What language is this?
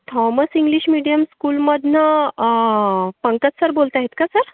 Marathi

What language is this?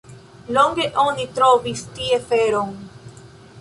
Esperanto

